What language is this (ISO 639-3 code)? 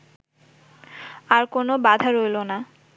ben